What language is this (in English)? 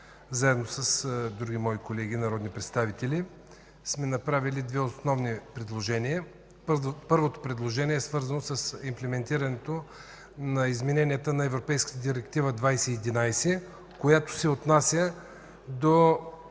Bulgarian